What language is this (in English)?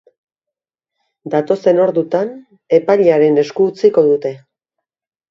Basque